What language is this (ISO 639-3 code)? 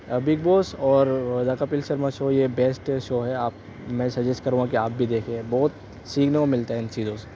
urd